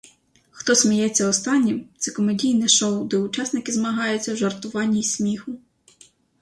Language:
Ukrainian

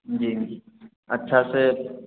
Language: Maithili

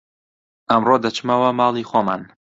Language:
Central Kurdish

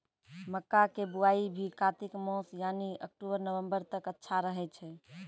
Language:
Maithili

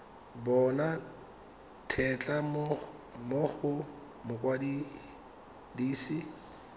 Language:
Tswana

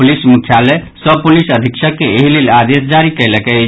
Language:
Maithili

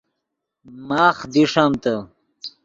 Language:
Yidgha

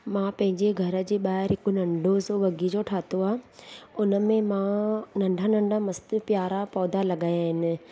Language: Sindhi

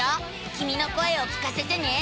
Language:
Japanese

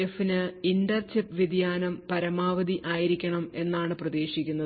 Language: Malayalam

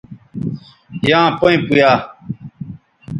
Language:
Bateri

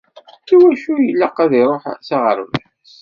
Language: Kabyle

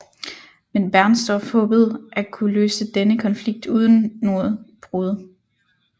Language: Danish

